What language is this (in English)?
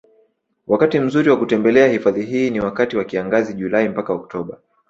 Swahili